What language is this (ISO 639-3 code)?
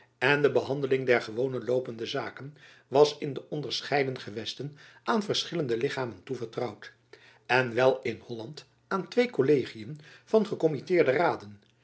nld